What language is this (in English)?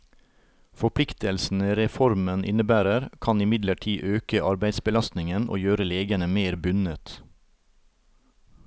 Norwegian